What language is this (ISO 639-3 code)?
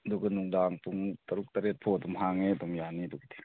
mni